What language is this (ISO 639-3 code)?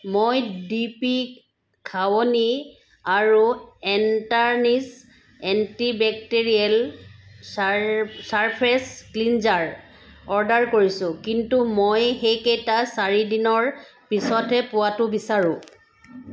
asm